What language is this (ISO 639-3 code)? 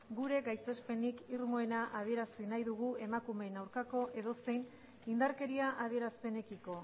eus